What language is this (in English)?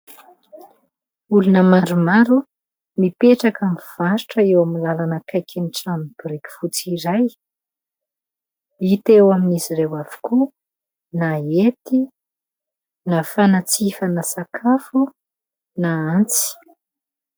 Malagasy